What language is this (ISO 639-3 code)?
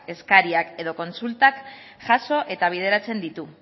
eus